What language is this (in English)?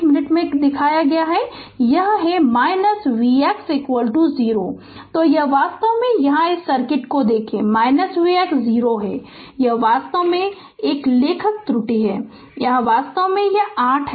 Hindi